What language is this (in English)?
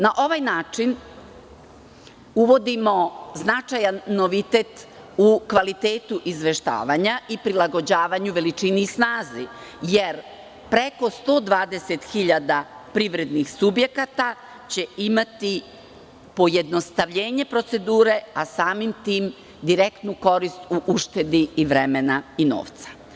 Serbian